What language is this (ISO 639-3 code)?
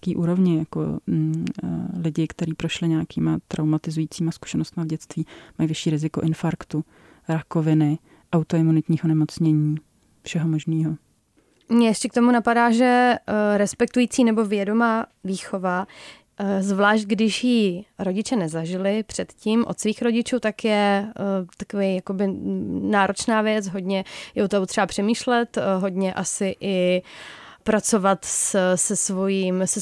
ces